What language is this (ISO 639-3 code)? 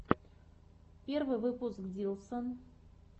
rus